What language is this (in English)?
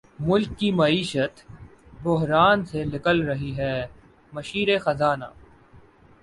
Urdu